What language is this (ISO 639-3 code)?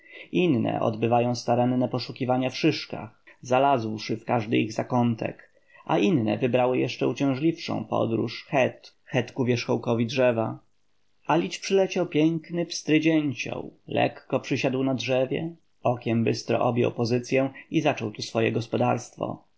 pol